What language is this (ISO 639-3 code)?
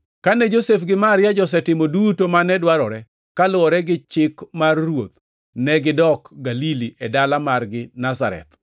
luo